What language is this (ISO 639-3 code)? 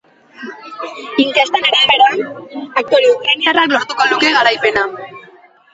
eus